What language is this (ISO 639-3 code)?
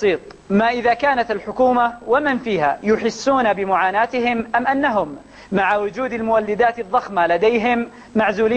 ara